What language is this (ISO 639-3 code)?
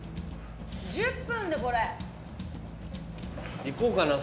jpn